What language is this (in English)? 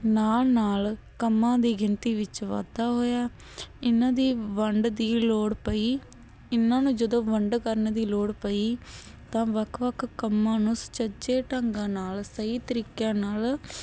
Punjabi